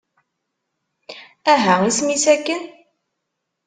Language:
Kabyle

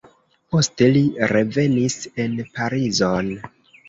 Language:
Esperanto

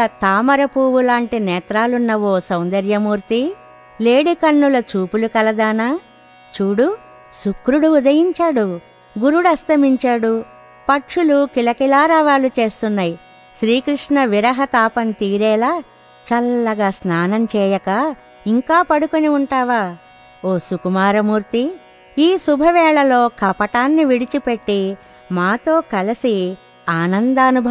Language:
Telugu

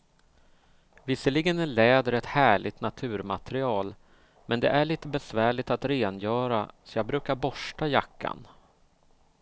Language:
Swedish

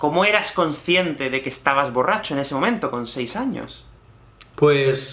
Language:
Spanish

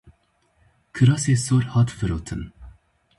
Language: Kurdish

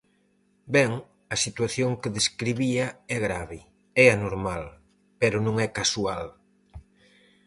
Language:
Galician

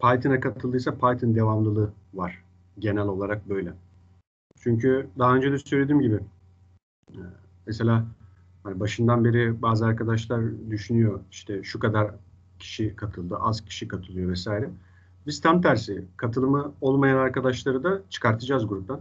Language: Turkish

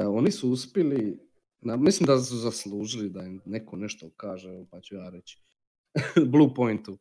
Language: Croatian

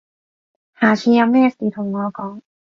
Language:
Cantonese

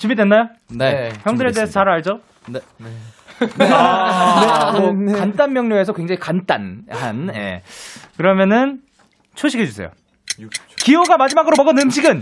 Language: Korean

